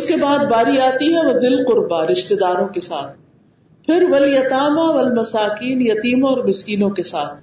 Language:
Urdu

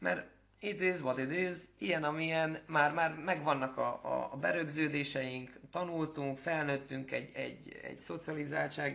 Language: Hungarian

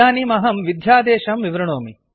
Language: Sanskrit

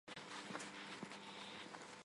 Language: Armenian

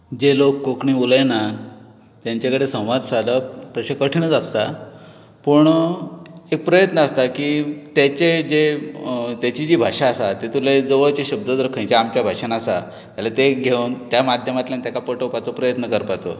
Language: Konkani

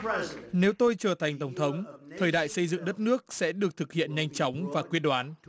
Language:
Vietnamese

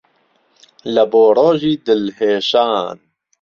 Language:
Central Kurdish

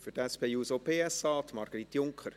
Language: Swiss German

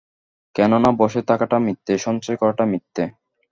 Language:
Bangla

